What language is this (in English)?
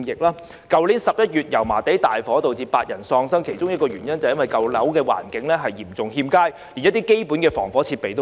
Cantonese